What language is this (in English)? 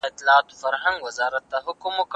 Pashto